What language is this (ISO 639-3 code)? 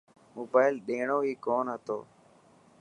mki